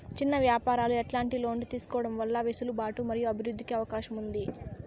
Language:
Telugu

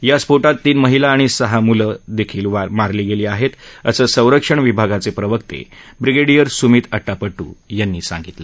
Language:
Marathi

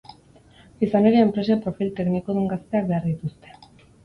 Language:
Basque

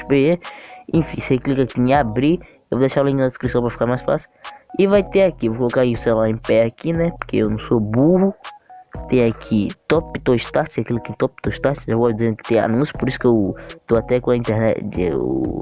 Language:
Portuguese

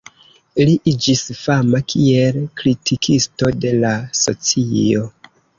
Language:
Esperanto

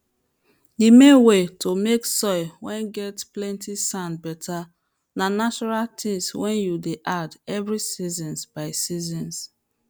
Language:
Nigerian Pidgin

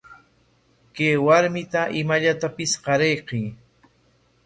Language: Corongo Ancash Quechua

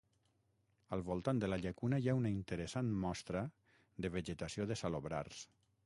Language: Catalan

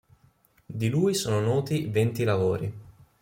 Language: Italian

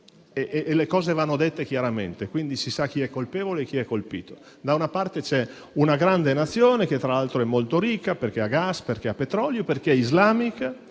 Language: Italian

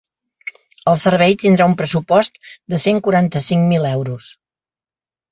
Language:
Catalan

